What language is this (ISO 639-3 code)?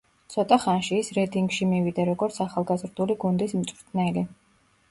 kat